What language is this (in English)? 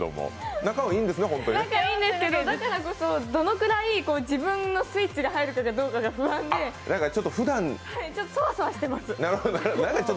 Japanese